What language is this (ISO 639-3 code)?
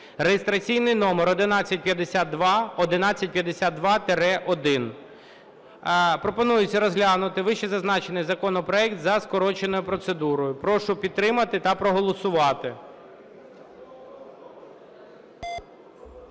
ukr